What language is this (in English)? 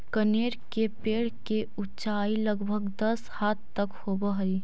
Magahi